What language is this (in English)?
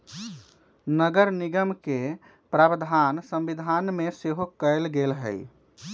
Magahi